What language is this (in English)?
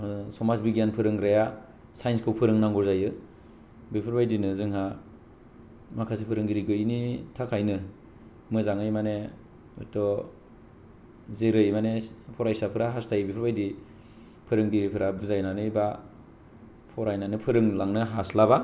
Bodo